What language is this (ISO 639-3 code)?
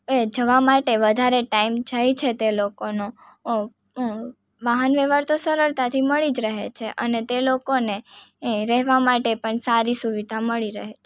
guj